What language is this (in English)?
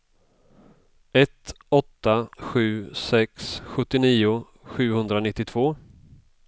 Swedish